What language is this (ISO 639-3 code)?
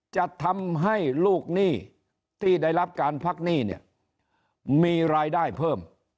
tha